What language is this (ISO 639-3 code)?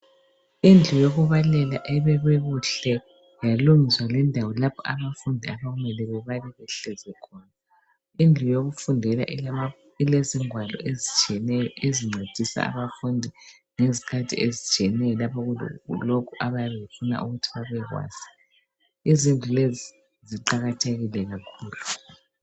nde